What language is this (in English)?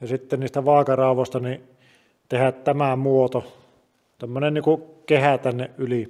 Finnish